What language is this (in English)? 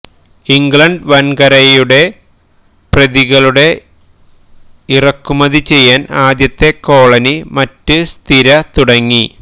Malayalam